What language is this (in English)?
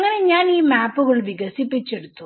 Malayalam